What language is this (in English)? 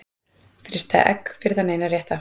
Icelandic